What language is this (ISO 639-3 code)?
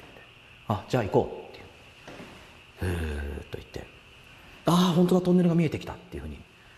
jpn